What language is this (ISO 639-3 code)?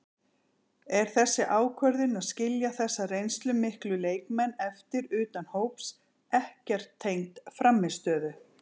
isl